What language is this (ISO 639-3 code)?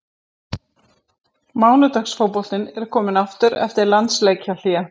isl